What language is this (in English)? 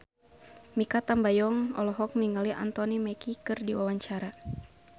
Sundanese